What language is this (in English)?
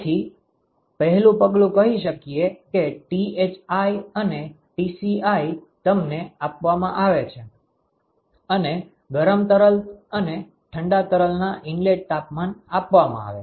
Gujarati